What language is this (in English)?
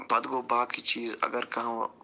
Kashmiri